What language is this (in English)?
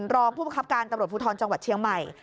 Thai